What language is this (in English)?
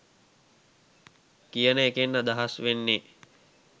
Sinhala